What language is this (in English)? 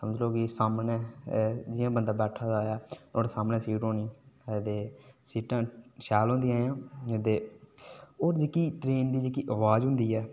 Dogri